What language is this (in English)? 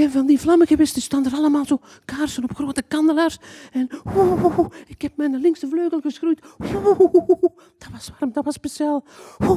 Dutch